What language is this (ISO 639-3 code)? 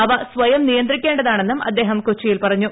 mal